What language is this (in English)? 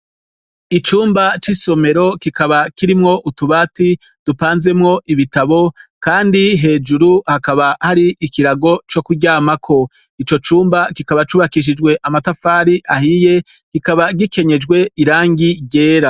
Rundi